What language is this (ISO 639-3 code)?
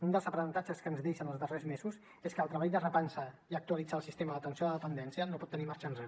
cat